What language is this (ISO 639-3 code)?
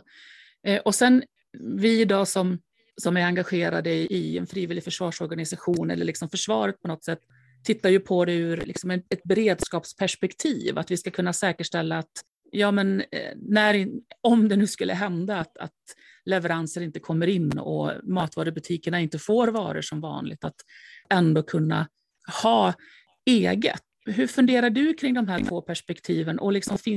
swe